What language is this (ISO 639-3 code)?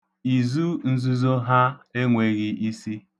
ibo